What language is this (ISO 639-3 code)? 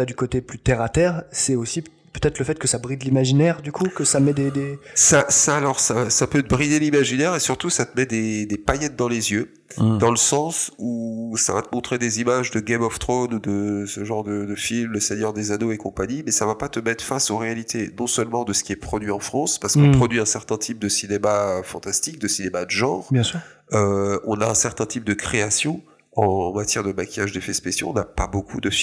fra